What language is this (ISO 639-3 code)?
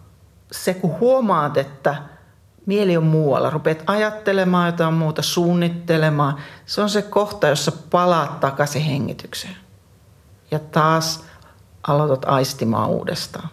fin